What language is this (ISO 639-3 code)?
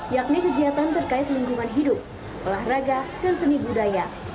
ind